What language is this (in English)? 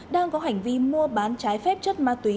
Vietnamese